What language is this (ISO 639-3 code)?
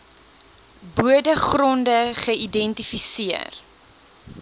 afr